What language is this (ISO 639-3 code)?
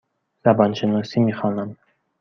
fas